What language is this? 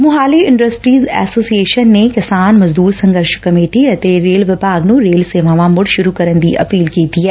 Punjabi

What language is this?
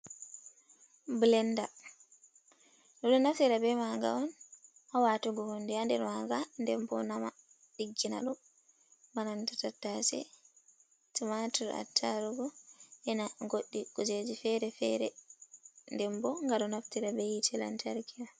Fula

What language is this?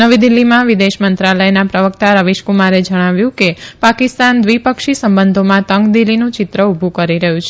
Gujarati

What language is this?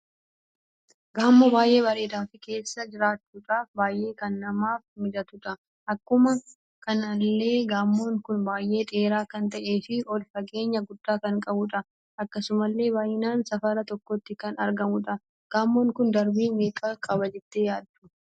Oromo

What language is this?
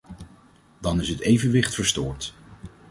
Dutch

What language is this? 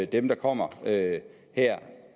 Danish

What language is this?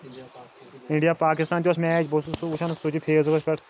Kashmiri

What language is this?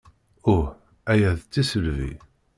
Kabyle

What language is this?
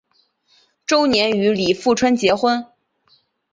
Chinese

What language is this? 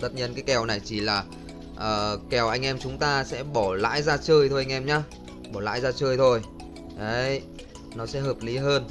Vietnamese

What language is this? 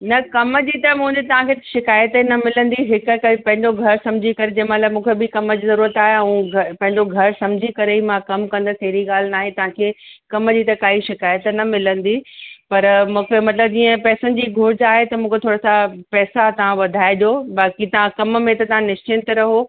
Sindhi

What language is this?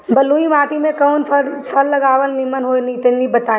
Bhojpuri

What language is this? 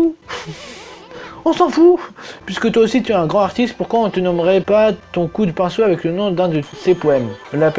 French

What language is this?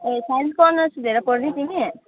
Nepali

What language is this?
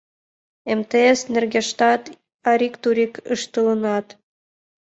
Mari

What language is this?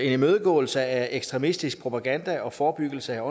Danish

